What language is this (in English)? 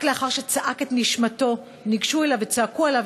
Hebrew